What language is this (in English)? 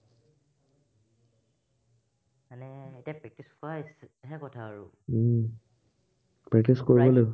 Assamese